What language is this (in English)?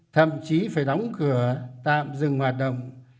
Vietnamese